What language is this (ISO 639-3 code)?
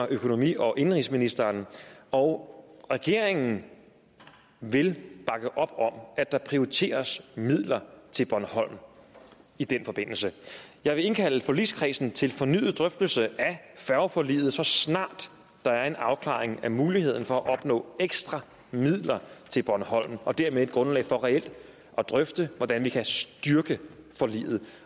dan